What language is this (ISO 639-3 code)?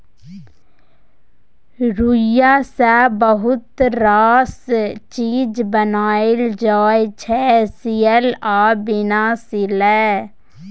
mai